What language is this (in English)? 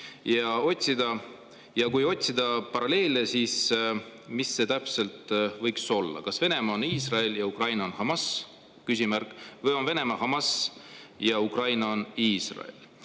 Estonian